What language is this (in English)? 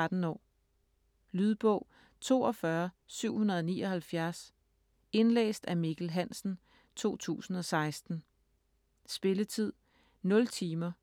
Danish